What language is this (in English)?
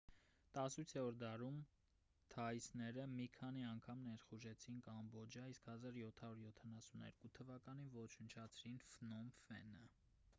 Armenian